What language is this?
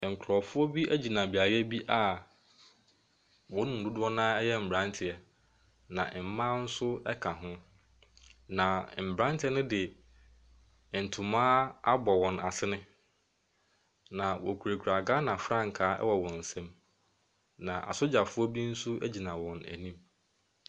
Akan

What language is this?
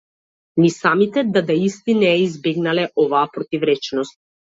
Macedonian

